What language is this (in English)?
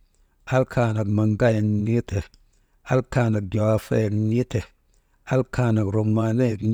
Maba